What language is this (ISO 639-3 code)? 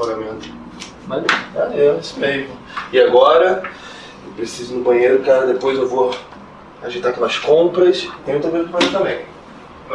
por